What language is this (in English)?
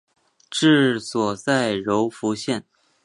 Chinese